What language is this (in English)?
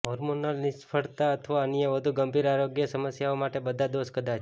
Gujarati